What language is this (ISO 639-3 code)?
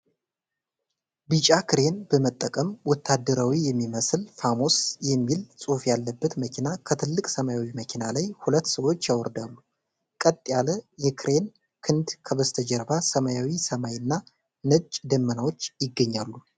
amh